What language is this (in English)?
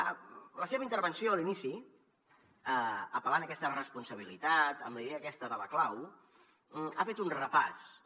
Catalan